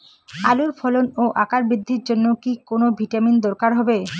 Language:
Bangla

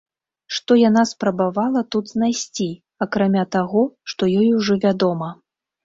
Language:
Belarusian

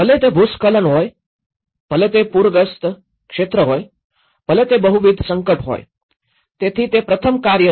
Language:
Gujarati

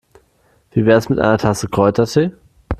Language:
German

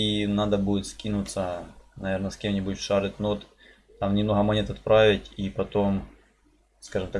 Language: Russian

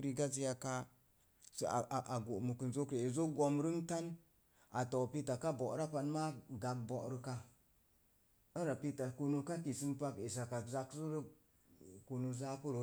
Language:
Mom Jango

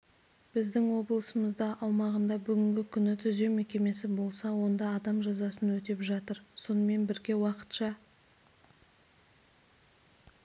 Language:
Kazakh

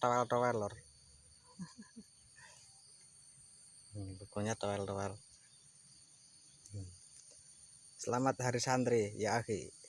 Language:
Indonesian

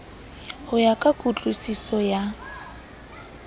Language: Southern Sotho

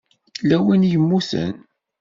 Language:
Kabyle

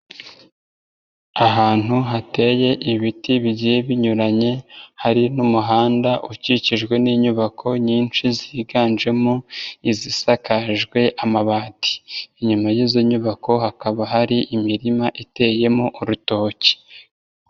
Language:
Kinyarwanda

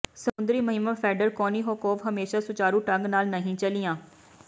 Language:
Punjabi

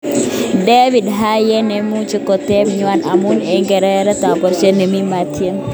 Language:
Kalenjin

